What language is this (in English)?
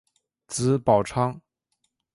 Chinese